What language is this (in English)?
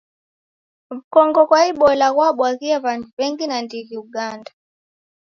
Taita